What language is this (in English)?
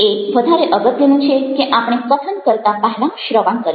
Gujarati